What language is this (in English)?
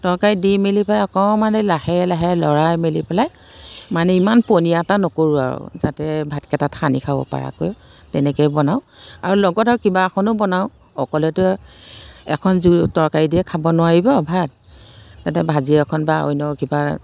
Assamese